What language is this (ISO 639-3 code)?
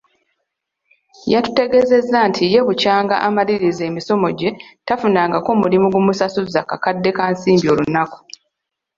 lug